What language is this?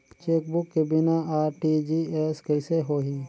Chhattisgarhi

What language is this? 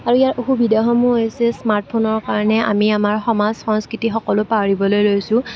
Assamese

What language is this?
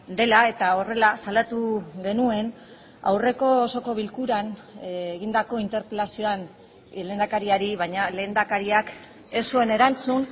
Basque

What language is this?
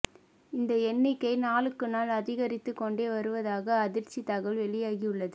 Tamil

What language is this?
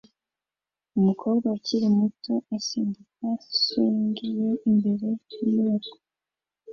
Kinyarwanda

